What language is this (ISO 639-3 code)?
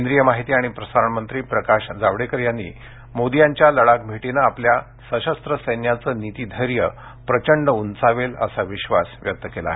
mar